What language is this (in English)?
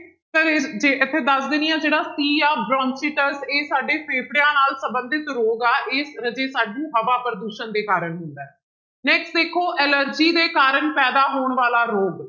Punjabi